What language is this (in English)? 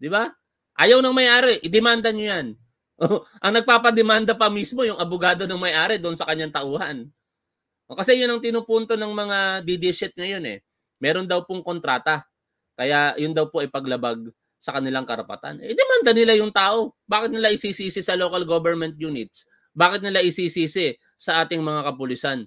Filipino